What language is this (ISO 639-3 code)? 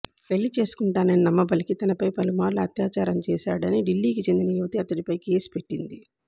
tel